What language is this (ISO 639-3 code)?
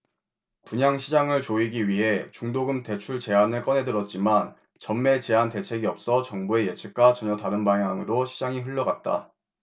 kor